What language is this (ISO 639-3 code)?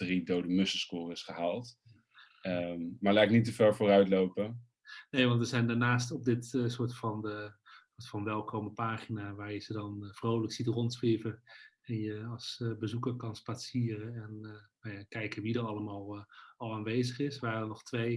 nld